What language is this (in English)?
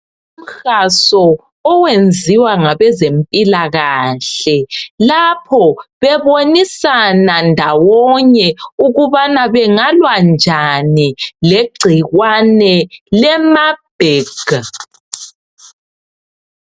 North Ndebele